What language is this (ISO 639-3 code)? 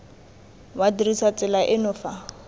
tsn